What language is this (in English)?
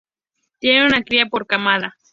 Spanish